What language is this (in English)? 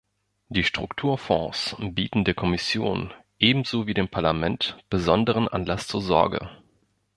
German